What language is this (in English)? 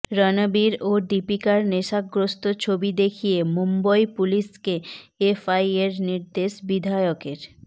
Bangla